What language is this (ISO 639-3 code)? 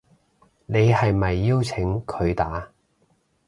yue